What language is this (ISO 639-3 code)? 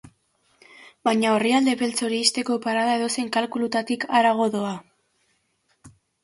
eus